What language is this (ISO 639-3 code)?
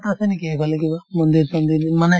asm